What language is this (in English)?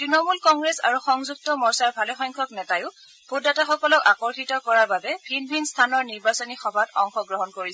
Assamese